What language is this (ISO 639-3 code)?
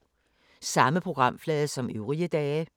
dan